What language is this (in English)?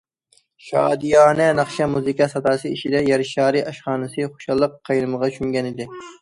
Uyghur